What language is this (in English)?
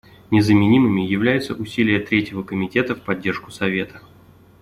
Russian